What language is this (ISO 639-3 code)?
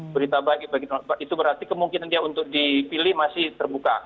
ind